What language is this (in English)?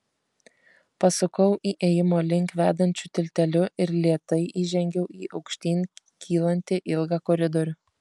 Lithuanian